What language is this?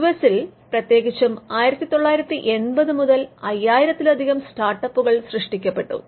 Malayalam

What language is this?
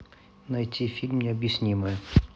Russian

